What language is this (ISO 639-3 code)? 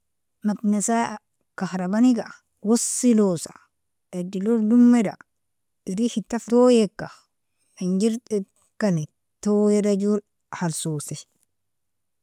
fia